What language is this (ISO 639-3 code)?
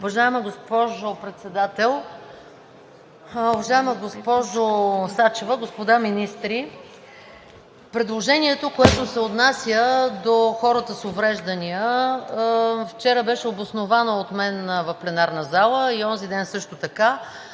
bul